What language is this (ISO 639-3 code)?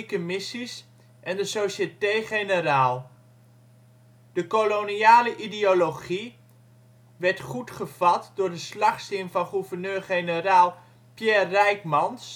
nld